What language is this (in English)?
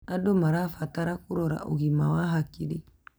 Kikuyu